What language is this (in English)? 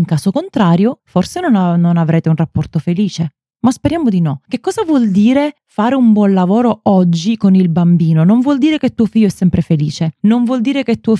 Italian